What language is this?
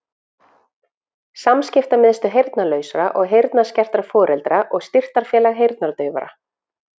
Icelandic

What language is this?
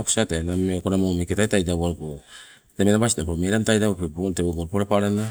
Sibe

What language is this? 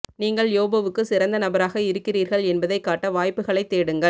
Tamil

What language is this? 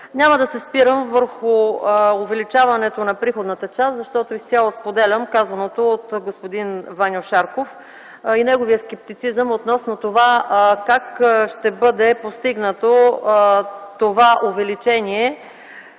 Bulgarian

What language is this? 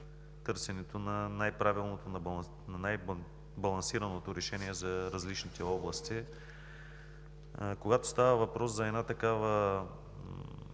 Bulgarian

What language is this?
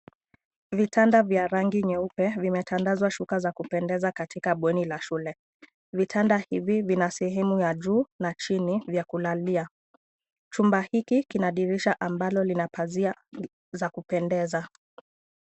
Swahili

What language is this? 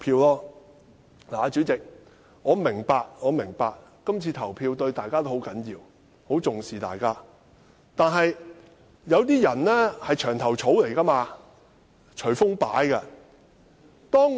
Cantonese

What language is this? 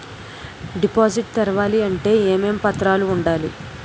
Telugu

